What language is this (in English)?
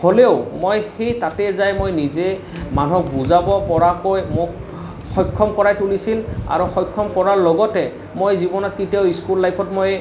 Assamese